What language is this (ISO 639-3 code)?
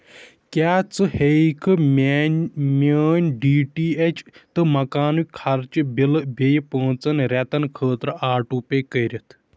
kas